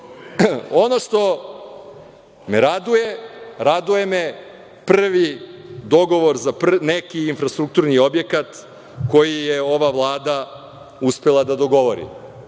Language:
Serbian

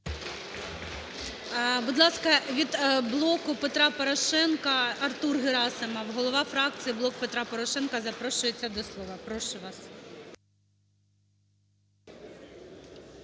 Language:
Ukrainian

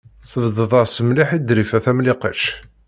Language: Kabyle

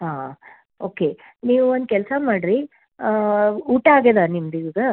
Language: Kannada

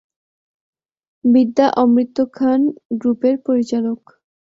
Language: Bangla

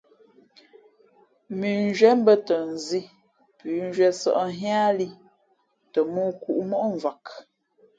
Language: Fe'fe'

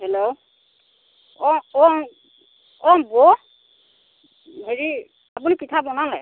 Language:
Assamese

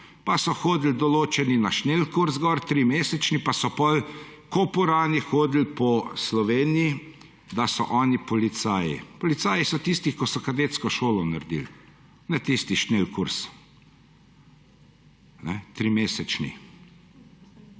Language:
Slovenian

